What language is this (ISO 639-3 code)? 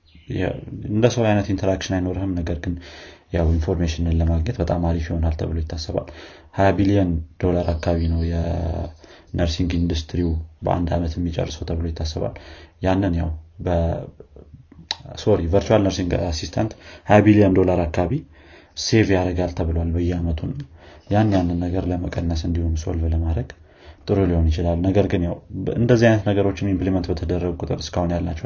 amh